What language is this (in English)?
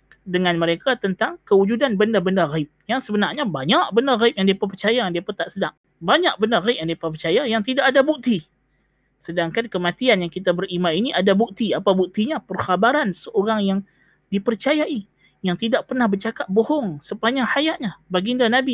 Malay